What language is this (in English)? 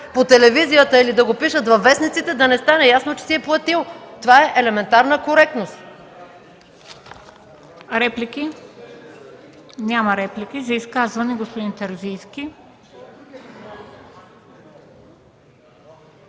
Bulgarian